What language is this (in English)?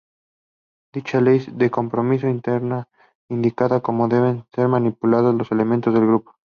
Spanish